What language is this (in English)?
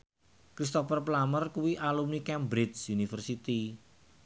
Javanese